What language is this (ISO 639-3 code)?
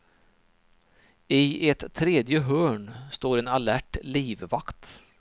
swe